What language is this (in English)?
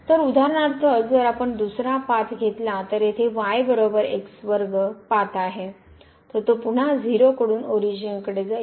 Marathi